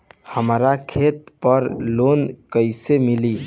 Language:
Bhojpuri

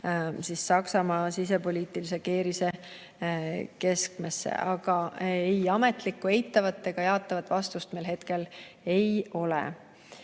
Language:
Estonian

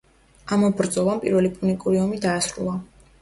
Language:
Georgian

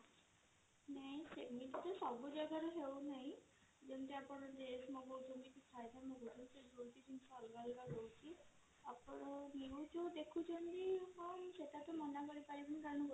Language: Odia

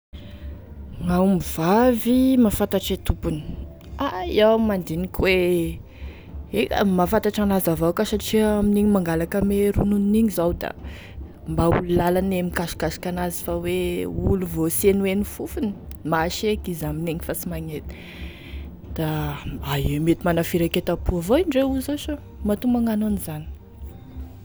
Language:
Tesaka Malagasy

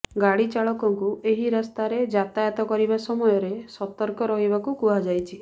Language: Odia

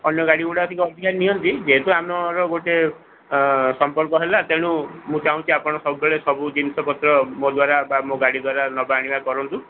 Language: Odia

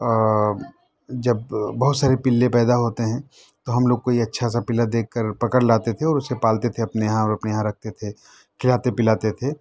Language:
Urdu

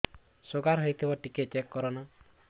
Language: Odia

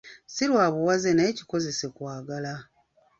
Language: Ganda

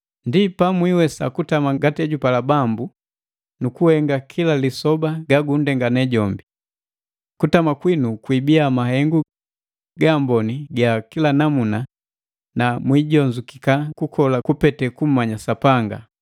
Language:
Matengo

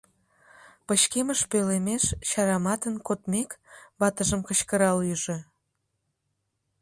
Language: Mari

